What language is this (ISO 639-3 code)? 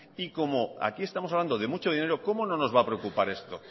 spa